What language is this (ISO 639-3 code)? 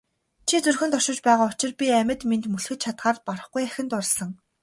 mon